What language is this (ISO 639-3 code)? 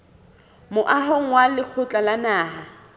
sot